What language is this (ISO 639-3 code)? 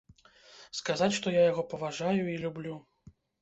bel